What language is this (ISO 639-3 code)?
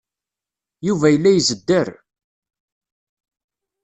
kab